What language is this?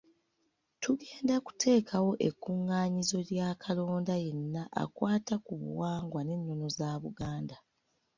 Ganda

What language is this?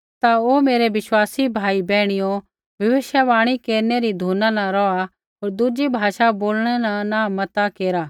Kullu Pahari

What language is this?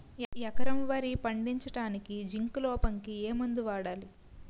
Telugu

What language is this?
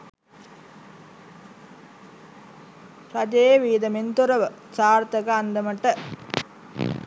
Sinhala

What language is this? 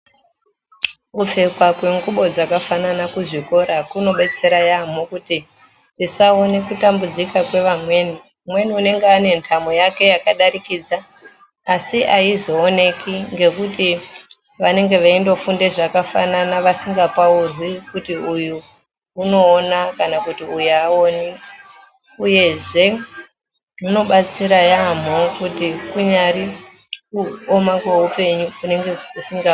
Ndau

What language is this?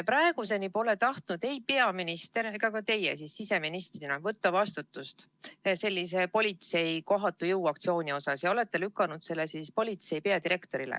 Estonian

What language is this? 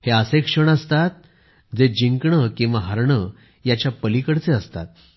Marathi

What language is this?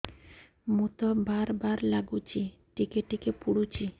Odia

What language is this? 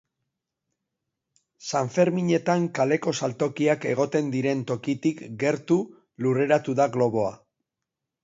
Basque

